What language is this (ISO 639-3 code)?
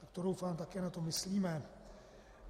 ces